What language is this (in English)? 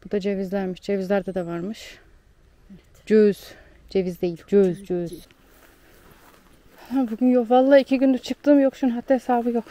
Turkish